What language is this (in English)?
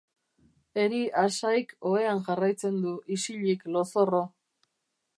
Basque